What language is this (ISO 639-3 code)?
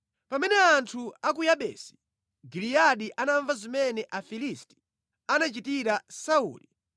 nya